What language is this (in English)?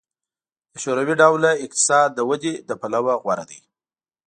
Pashto